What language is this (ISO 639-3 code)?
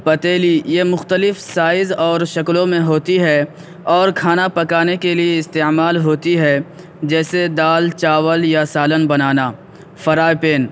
urd